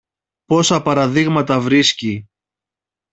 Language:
Greek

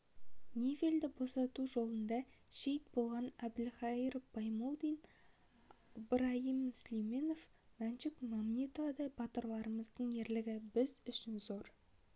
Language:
Kazakh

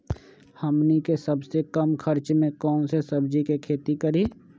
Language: Magahi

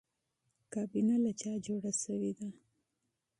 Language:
Pashto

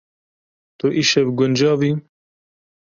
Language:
Kurdish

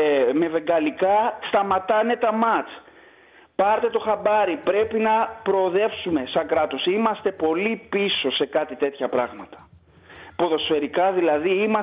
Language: Greek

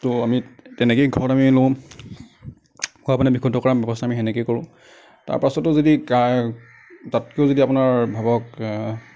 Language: Assamese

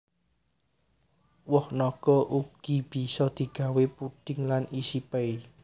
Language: Javanese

